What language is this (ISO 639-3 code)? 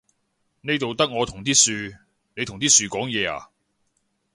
yue